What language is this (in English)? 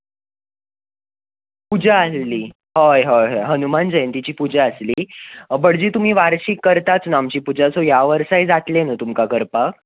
Konkani